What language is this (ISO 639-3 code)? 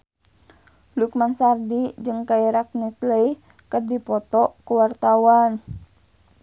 sun